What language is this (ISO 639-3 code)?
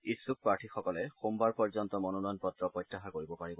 asm